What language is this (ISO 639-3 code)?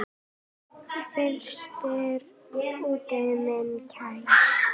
isl